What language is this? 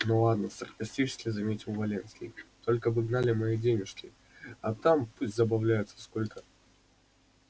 Russian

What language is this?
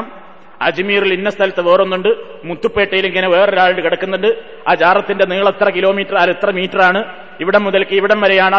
Malayalam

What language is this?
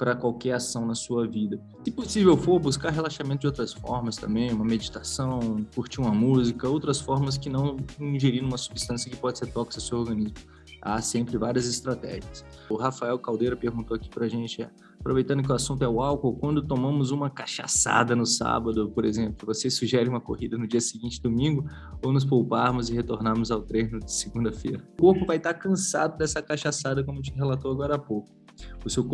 Portuguese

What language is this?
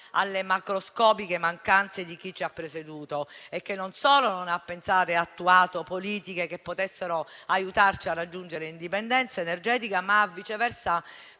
Italian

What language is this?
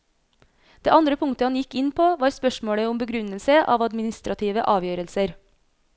Norwegian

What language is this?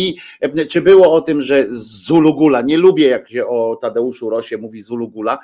Polish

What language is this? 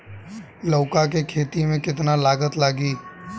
Bhojpuri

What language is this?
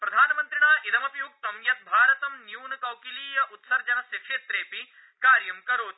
Sanskrit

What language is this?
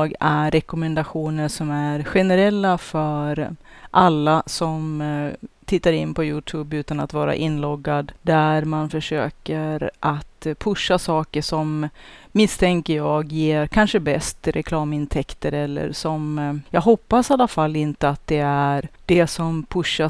Swedish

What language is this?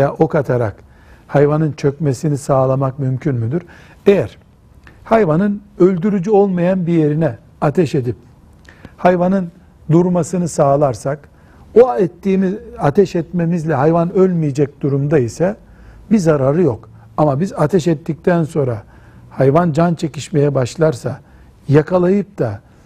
Turkish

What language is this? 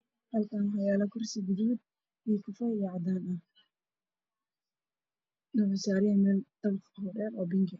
Somali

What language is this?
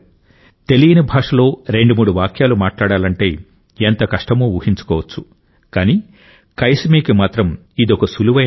Telugu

